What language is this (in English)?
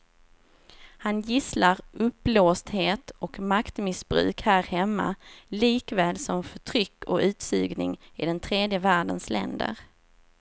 Swedish